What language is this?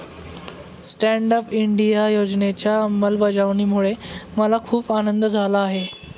Marathi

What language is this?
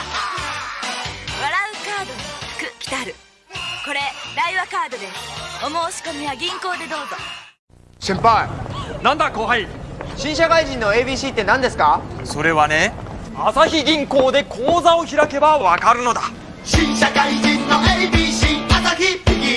Japanese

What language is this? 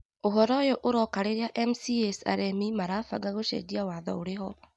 Kikuyu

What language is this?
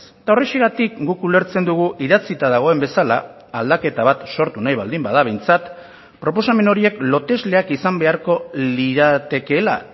Basque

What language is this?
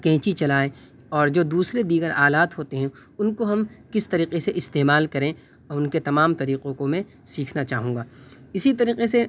Urdu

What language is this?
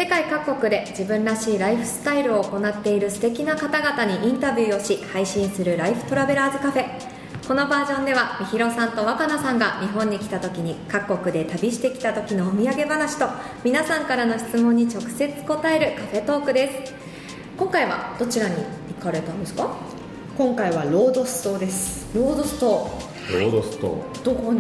Japanese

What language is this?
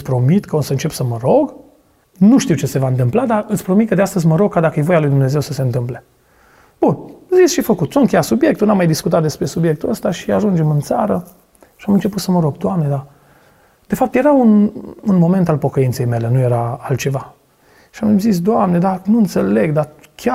Romanian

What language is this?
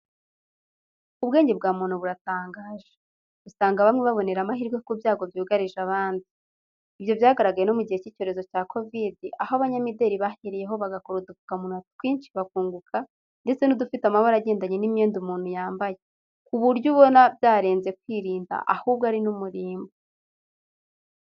Kinyarwanda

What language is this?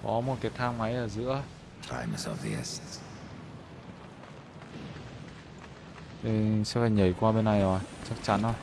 Vietnamese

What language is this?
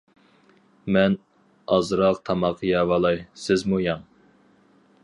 Uyghur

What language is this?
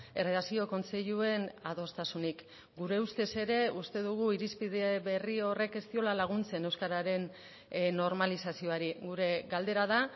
Basque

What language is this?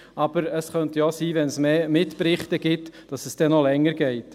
Swiss German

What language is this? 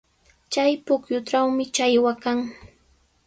Sihuas Ancash Quechua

